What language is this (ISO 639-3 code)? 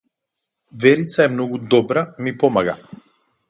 mkd